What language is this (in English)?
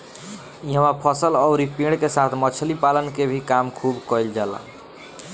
Bhojpuri